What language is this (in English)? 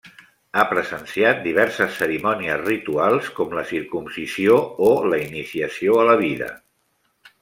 Catalan